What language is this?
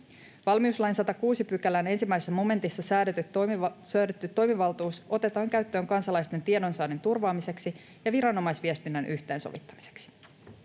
Finnish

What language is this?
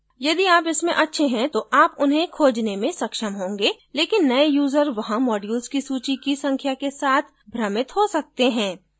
Hindi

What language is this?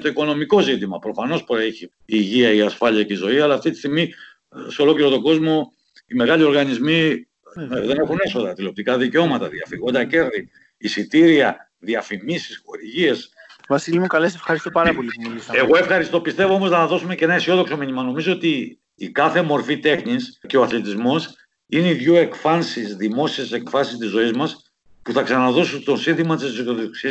Greek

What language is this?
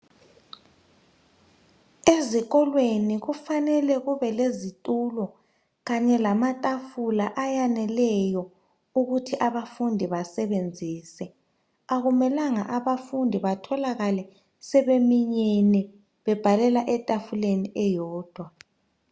North Ndebele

